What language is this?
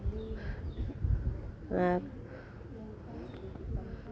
Santali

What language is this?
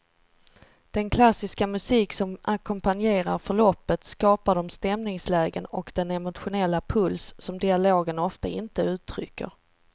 Swedish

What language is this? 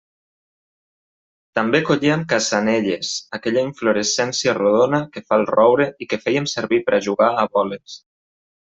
Catalan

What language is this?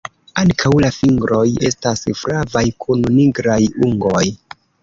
Esperanto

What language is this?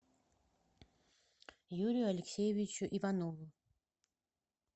Russian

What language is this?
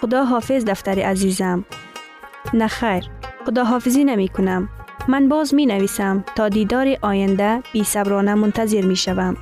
Persian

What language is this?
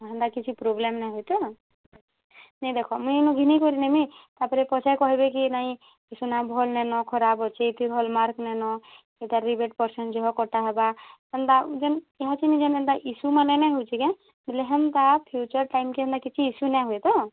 Odia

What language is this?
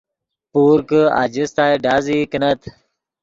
Yidgha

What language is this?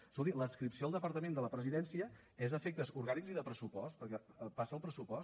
Catalan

